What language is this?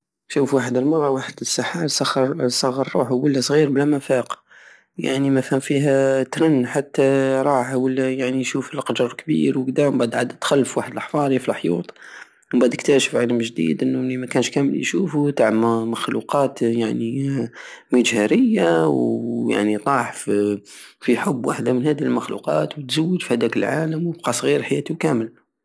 Algerian Saharan Arabic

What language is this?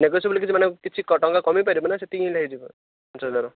Odia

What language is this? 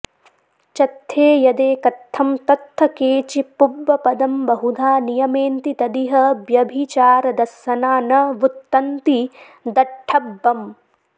Sanskrit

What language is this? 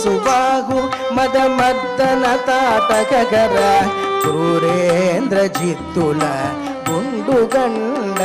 Telugu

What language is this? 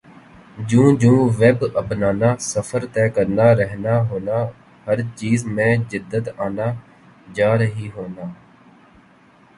Urdu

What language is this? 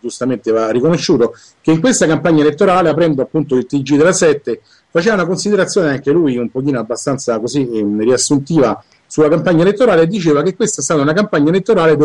Italian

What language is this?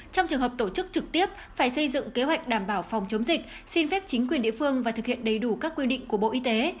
Vietnamese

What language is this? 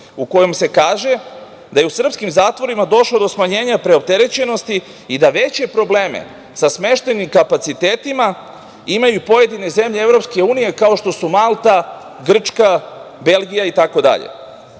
Serbian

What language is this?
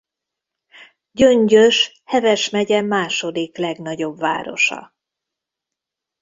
Hungarian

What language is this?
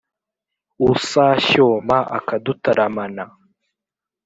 Kinyarwanda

